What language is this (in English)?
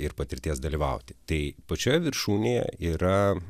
Lithuanian